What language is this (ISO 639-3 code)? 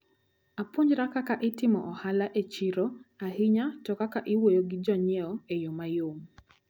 luo